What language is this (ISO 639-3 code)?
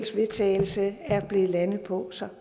dan